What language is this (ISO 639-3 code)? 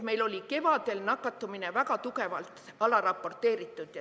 est